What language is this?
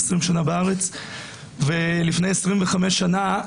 Hebrew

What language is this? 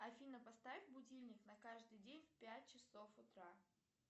Russian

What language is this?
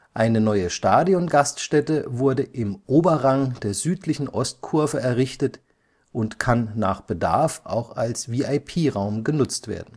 German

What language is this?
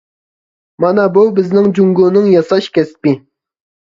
Uyghur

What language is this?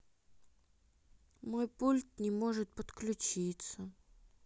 Russian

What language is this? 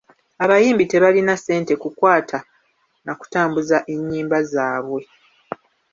Ganda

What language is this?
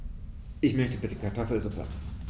German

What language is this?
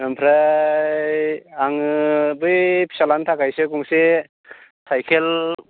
Bodo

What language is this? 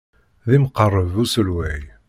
Kabyle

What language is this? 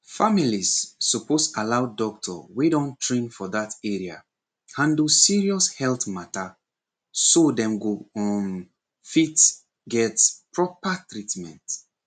Nigerian Pidgin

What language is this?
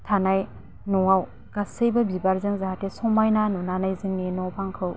Bodo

